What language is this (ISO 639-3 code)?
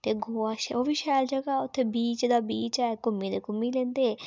doi